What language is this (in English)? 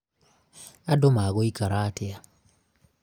Kikuyu